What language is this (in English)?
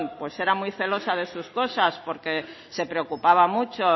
Spanish